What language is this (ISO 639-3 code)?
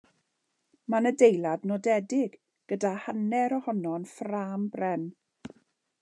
cym